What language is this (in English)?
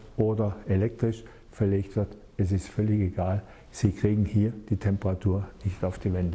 German